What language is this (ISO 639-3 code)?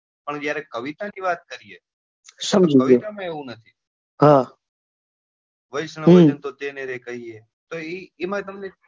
guj